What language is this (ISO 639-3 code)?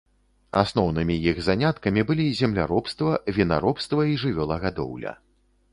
bel